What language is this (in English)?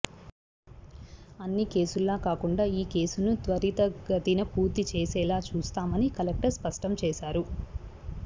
Telugu